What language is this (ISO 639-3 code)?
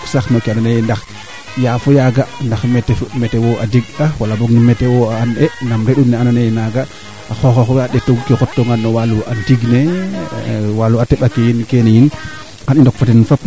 srr